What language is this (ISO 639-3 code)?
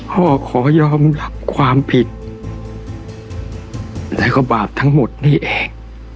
tha